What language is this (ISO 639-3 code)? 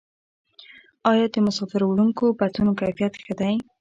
pus